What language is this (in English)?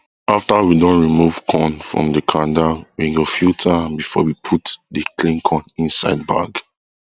Nigerian Pidgin